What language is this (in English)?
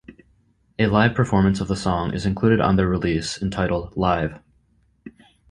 English